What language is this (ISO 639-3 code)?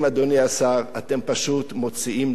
heb